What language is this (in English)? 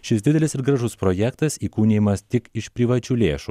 Lithuanian